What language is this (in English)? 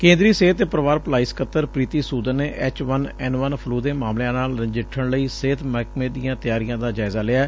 Punjabi